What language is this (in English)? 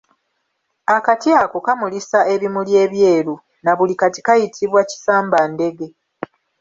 Ganda